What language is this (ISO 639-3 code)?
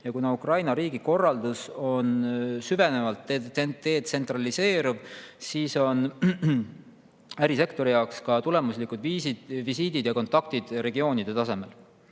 est